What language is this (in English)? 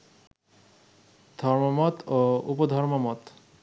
Bangla